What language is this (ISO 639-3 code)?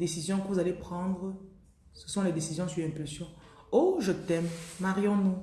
fra